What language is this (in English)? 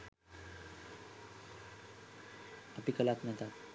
Sinhala